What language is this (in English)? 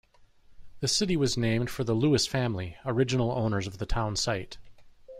English